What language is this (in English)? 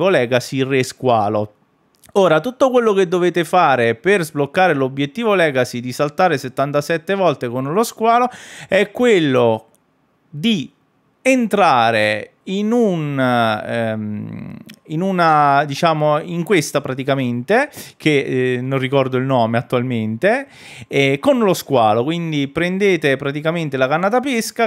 Italian